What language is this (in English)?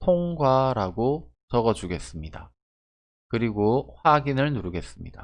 Korean